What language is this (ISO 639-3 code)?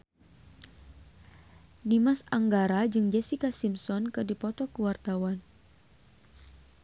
sun